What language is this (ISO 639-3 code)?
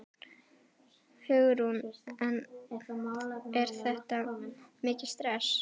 isl